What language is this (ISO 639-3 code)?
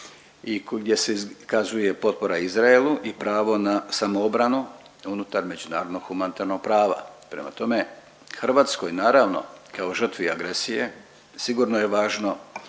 hrv